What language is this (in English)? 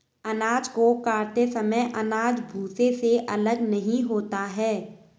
Hindi